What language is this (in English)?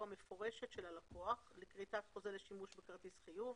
Hebrew